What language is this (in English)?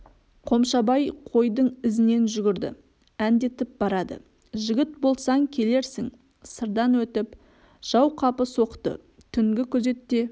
Kazakh